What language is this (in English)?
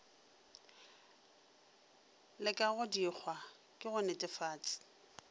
Northern Sotho